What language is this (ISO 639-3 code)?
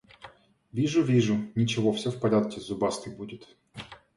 rus